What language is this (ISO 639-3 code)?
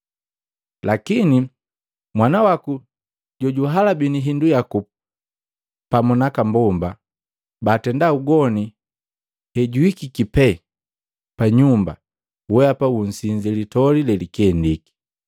mgv